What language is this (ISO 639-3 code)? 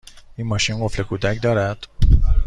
fas